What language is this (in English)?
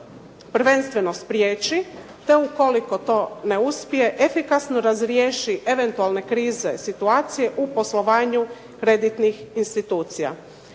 Croatian